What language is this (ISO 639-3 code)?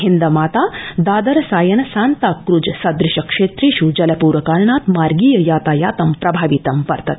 san